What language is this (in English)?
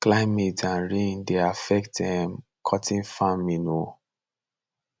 Nigerian Pidgin